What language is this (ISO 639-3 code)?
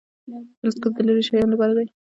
pus